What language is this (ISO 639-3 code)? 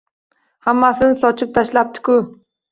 uzb